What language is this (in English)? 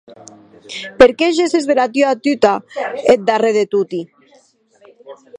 Occitan